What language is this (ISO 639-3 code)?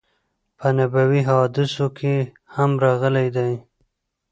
pus